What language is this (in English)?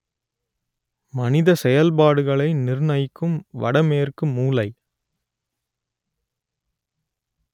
Tamil